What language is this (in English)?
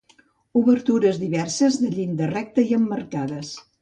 Catalan